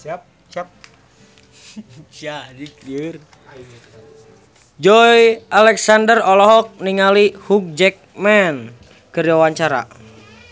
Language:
Sundanese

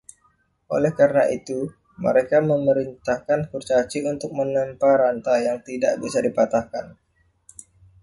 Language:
Indonesian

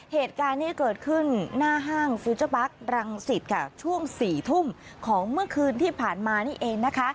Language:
Thai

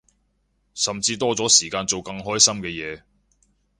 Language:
Cantonese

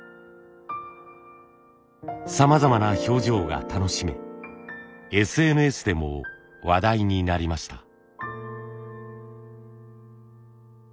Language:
Japanese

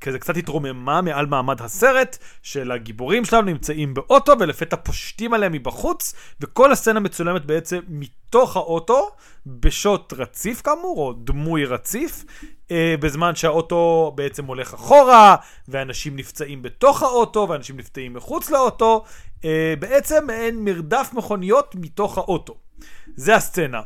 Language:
Hebrew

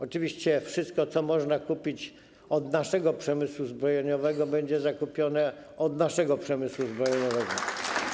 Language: Polish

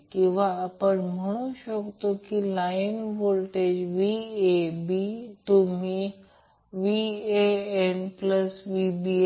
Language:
Marathi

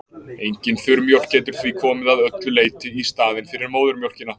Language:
Icelandic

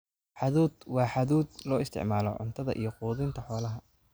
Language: Somali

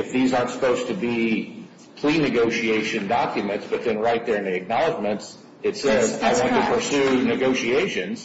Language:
English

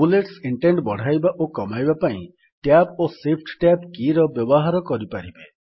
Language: Odia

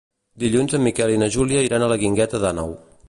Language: Catalan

